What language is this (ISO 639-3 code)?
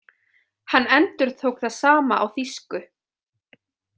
isl